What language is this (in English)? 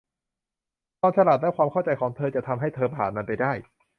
Thai